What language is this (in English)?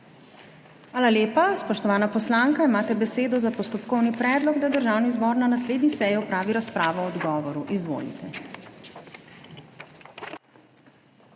Slovenian